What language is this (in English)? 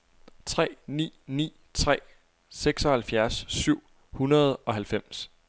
Danish